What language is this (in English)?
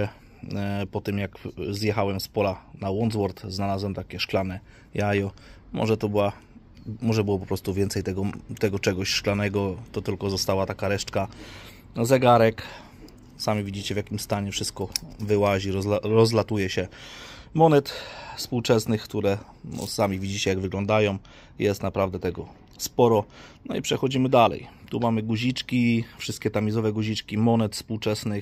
Polish